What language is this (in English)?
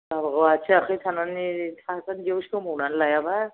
Bodo